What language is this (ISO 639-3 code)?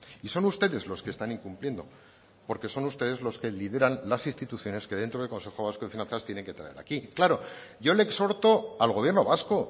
spa